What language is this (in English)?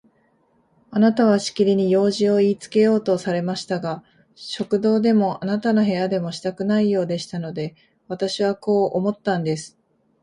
Japanese